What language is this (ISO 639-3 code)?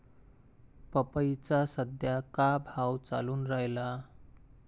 mar